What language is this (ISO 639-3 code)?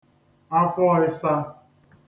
ibo